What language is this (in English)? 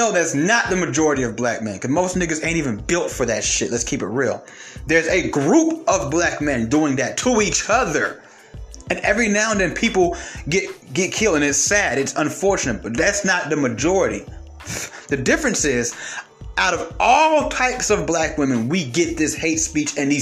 English